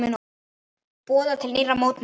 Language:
Icelandic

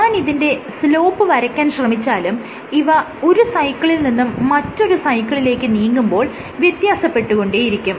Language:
Malayalam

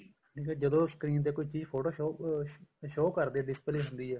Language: Punjabi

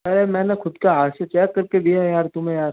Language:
Hindi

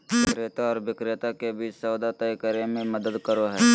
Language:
Magahi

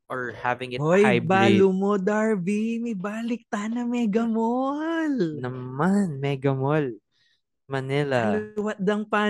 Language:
Filipino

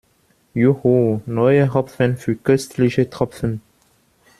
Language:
German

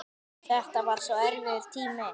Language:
Icelandic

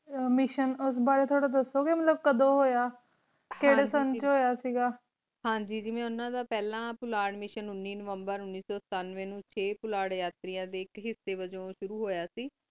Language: Punjabi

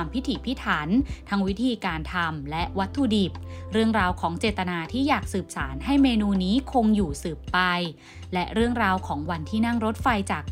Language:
Thai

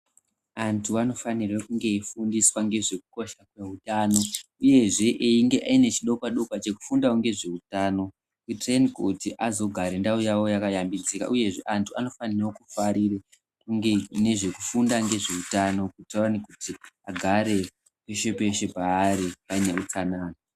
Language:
Ndau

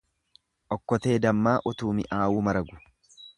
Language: Oromo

